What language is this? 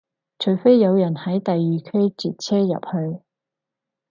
Cantonese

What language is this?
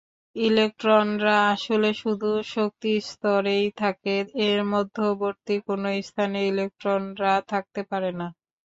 Bangla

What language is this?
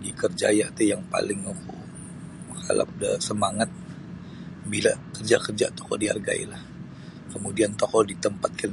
Sabah Bisaya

